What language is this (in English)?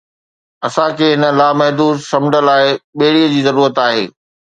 Sindhi